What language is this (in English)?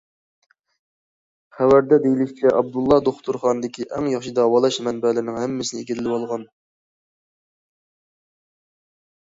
Uyghur